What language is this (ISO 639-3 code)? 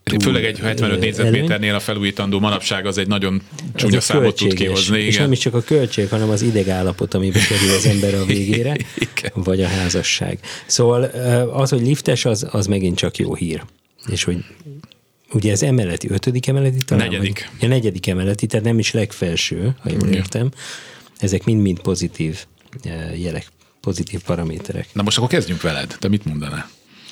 hun